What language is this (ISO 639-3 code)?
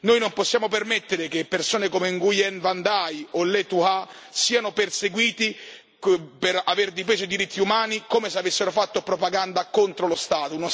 ita